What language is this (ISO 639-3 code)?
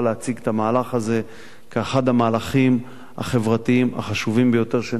heb